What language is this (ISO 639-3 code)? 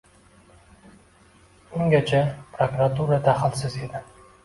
uzb